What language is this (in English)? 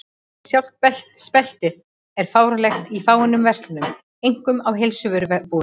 Icelandic